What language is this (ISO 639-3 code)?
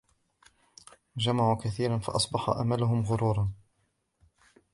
ara